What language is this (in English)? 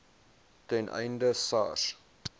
Afrikaans